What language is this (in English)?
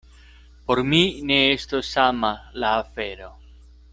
Esperanto